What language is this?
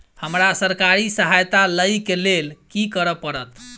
Maithili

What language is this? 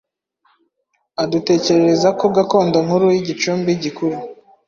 Kinyarwanda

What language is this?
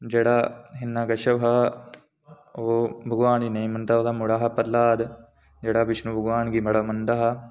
Dogri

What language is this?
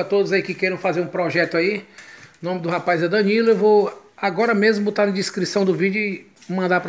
Portuguese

